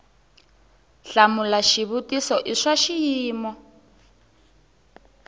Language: Tsonga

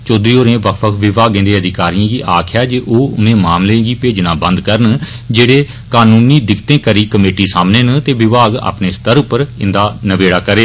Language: Dogri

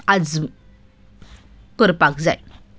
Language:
Konkani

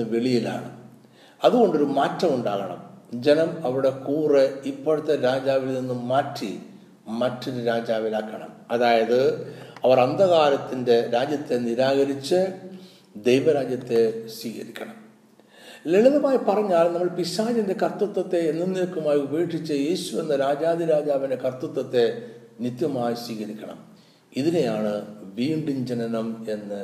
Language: Malayalam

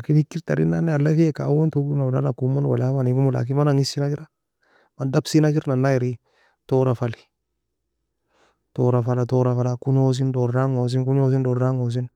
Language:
Nobiin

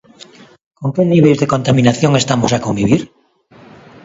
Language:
Galician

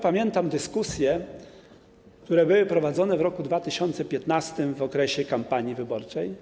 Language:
Polish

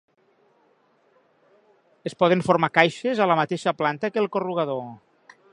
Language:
Catalan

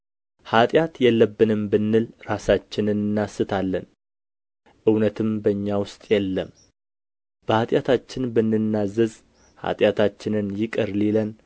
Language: Amharic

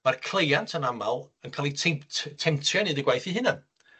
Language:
Welsh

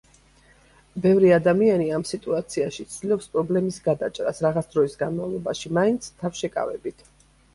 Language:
Georgian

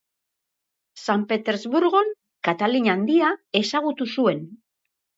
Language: Basque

